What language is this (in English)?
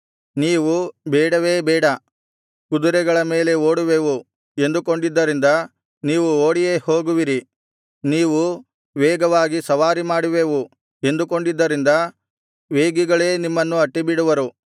Kannada